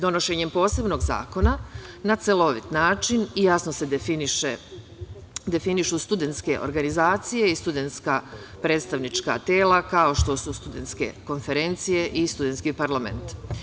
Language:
Serbian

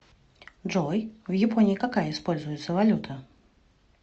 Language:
Russian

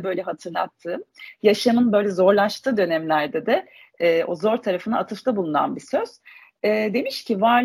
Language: Turkish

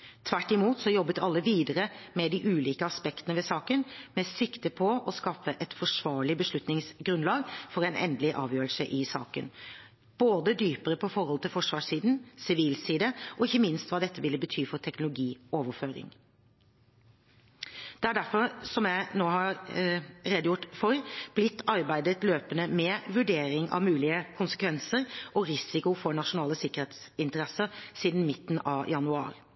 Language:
Norwegian Bokmål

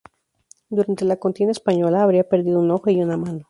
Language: Spanish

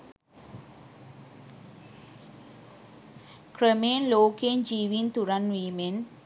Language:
Sinhala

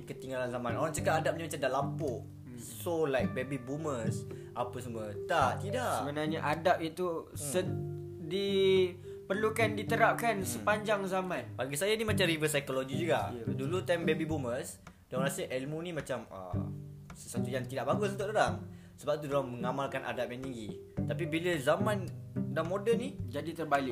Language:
Malay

